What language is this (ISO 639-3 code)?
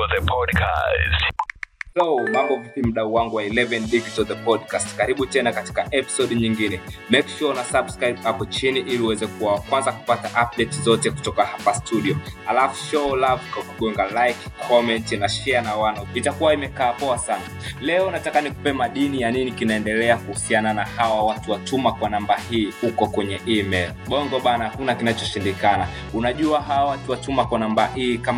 swa